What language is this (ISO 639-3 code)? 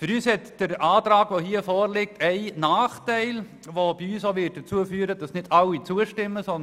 gsw